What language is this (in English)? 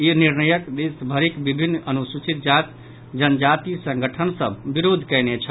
Maithili